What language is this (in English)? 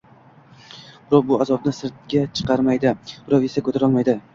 Uzbek